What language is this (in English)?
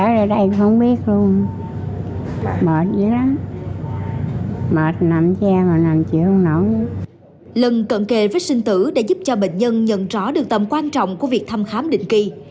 Vietnamese